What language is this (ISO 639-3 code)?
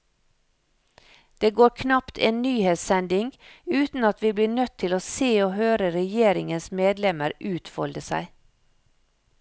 nor